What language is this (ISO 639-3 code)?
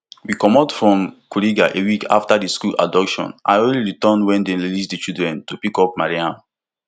pcm